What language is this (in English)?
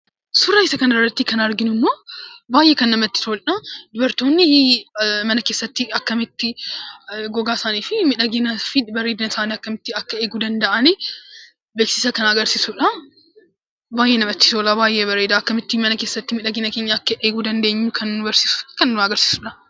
Oromo